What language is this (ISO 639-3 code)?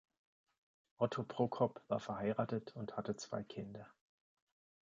deu